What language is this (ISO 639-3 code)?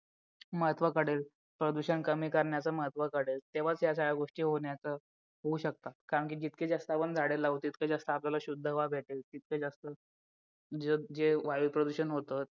mar